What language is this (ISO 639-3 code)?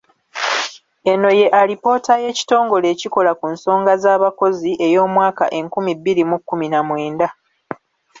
lug